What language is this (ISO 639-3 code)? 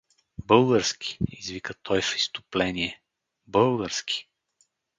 bul